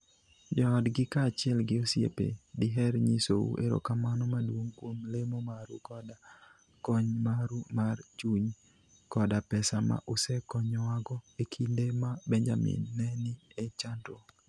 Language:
Luo (Kenya and Tanzania)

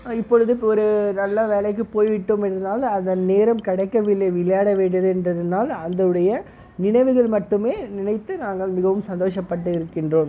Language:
Tamil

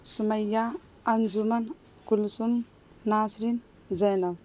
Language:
Urdu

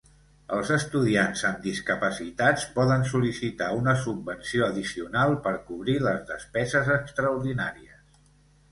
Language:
Catalan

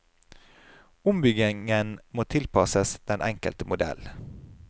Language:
Norwegian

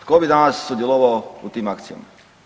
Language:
Croatian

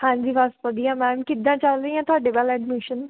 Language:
Punjabi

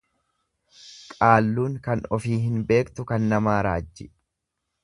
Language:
Oromo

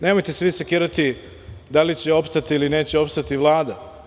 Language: Serbian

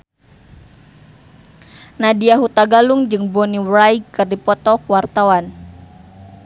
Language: Sundanese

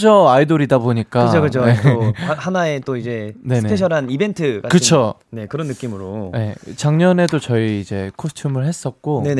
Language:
Korean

